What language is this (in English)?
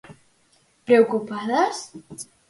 Galician